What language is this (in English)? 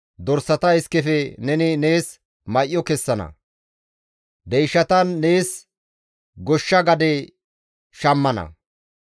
Gamo